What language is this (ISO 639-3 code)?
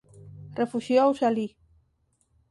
glg